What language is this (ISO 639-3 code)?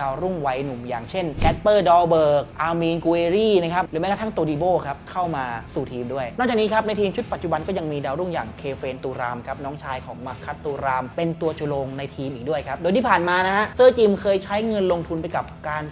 tha